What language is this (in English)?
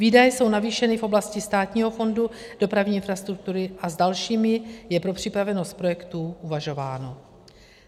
Czech